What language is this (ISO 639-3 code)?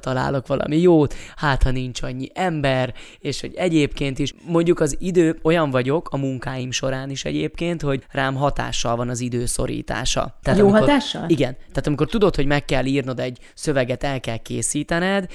hun